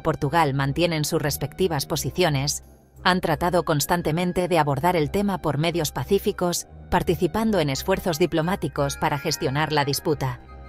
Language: Spanish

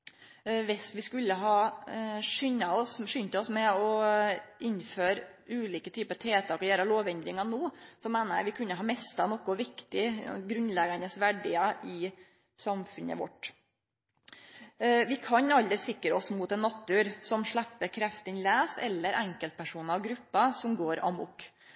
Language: Norwegian Nynorsk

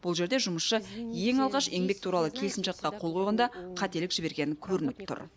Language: Kazakh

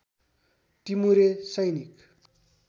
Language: Nepali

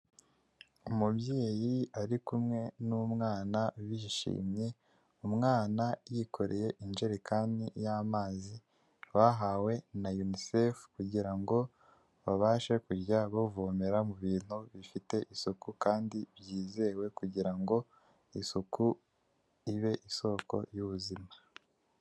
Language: Kinyarwanda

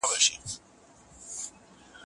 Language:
Pashto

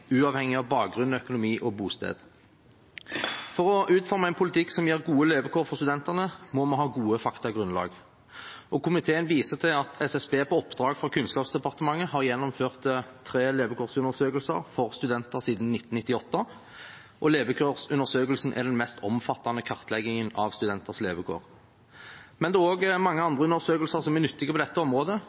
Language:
Norwegian Bokmål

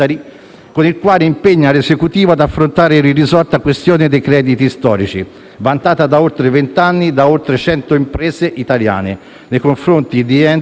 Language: Italian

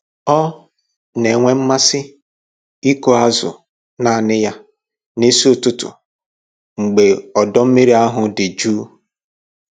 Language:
Igbo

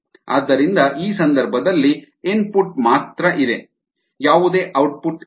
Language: Kannada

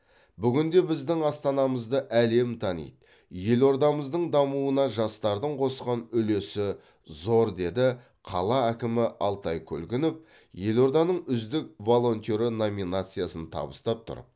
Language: Kazakh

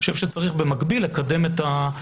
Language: Hebrew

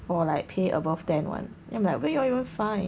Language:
English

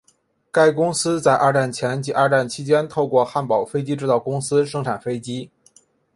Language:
Chinese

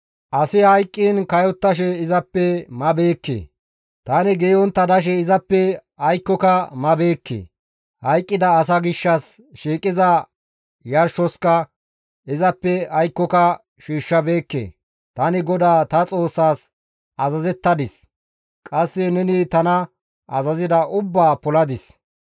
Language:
Gamo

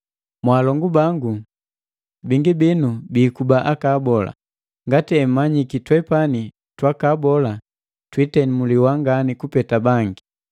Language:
Matengo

